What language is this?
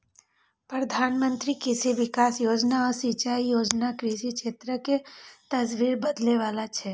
Maithili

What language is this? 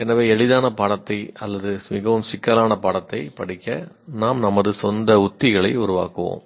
Tamil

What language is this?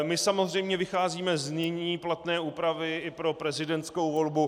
Czech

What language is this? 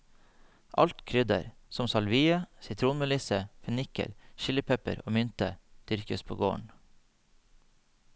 Norwegian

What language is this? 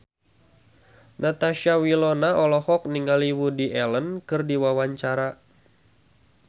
Sundanese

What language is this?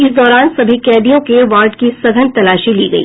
Hindi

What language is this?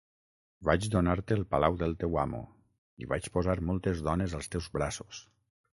Catalan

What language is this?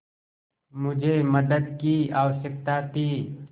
Hindi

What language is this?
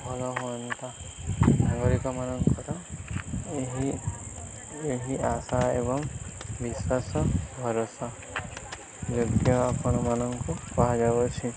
Odia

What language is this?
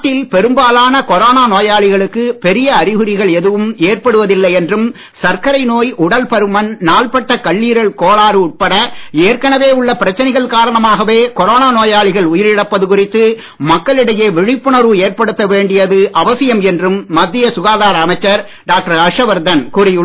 Tamil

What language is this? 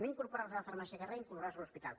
Catalan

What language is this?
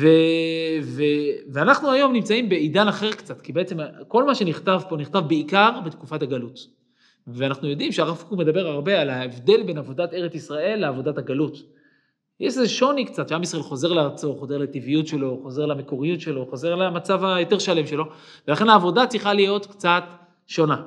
Hebrew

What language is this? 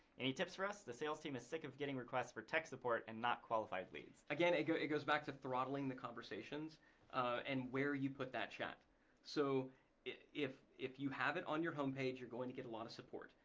English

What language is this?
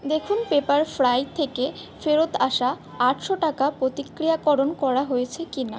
Bangla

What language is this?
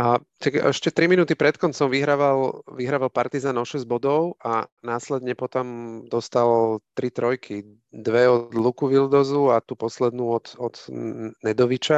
Slovak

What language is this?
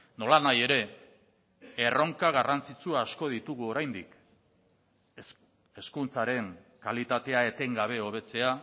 Basque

